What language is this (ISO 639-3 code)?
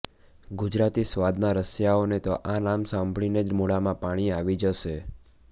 guj